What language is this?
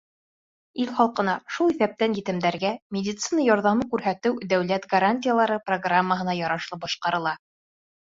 Bashkir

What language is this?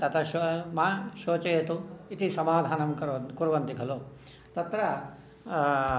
Sanskrit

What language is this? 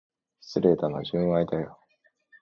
Japanese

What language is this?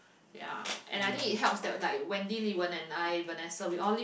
English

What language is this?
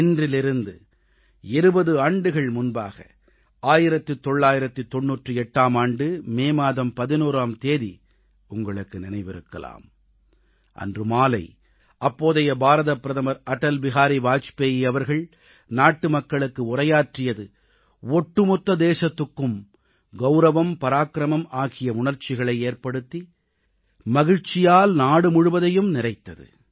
Tamil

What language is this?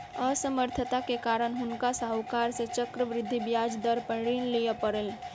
Maithili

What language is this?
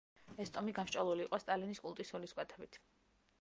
Georgian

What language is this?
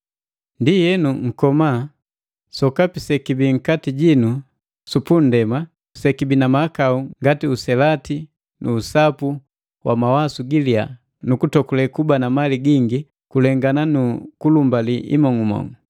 Matengo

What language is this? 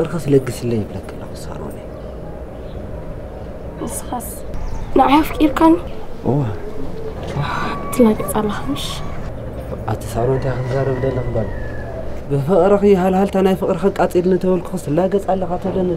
Arabic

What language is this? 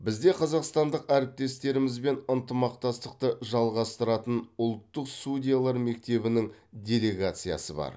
Kazakh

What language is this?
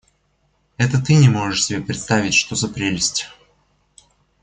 Russian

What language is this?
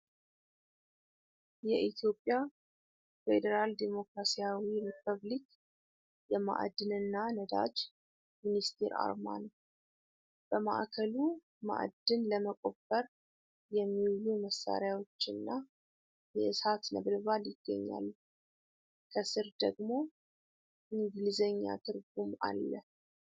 Amharic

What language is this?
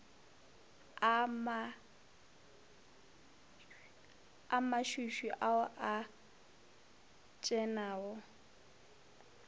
Northern Sotho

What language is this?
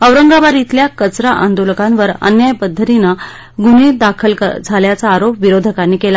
Marathi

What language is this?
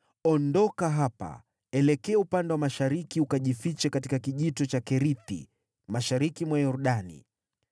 Swahili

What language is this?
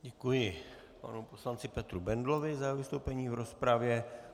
Czech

